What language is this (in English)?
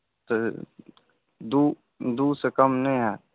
Maithili